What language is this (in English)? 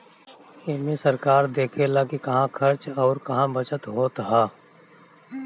Bhojpuri